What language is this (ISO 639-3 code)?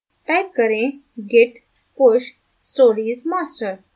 hin